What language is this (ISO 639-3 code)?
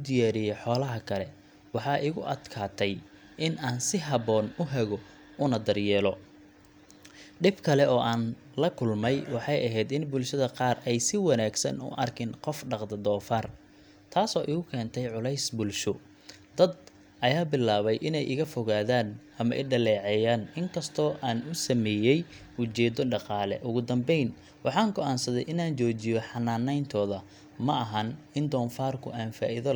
som